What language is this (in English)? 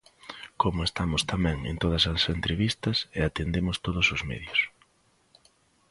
Galician